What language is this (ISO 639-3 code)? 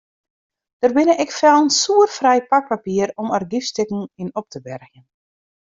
fry